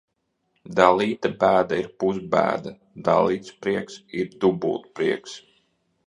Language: Latvian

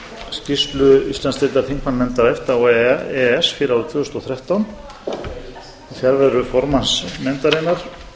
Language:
Icelandic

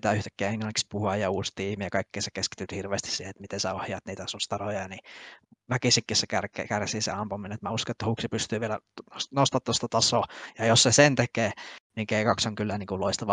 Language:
Finnish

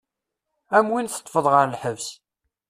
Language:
Kabyle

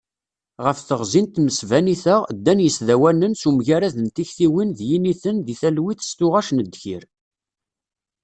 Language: Kabyle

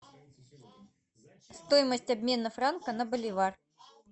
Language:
Russian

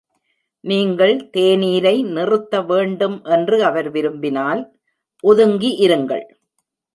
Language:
Tamil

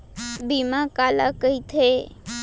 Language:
Chhattisgarhi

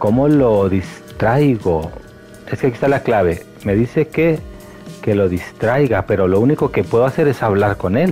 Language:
Spanish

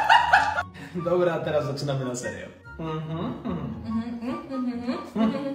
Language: Polish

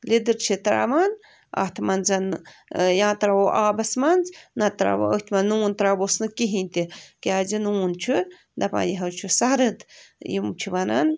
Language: Kashmiri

